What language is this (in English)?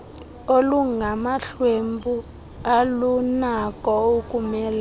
Xhosa